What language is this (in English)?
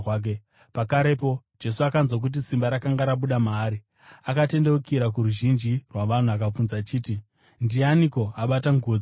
Shona